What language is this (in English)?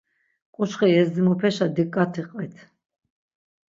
Laz